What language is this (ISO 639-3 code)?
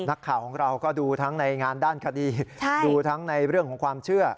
tha